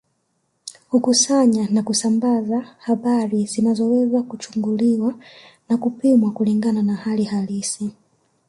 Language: Swahili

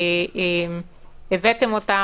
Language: Hebrew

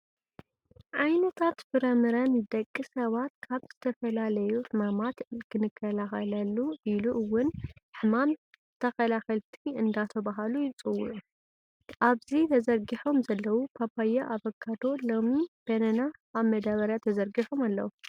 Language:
Tigrinya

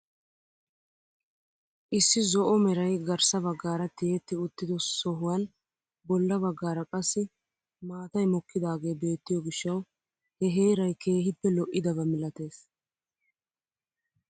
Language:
Wolaytta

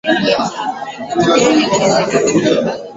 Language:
Swahili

